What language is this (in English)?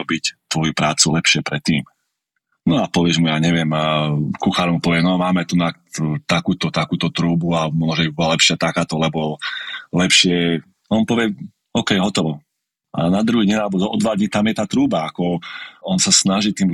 Slovak